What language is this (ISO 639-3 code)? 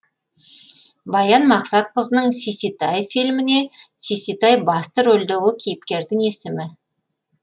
kaz